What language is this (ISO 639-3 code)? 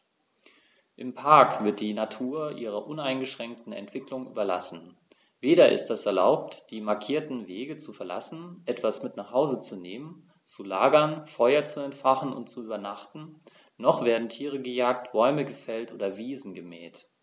deu